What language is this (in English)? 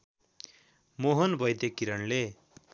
Nepali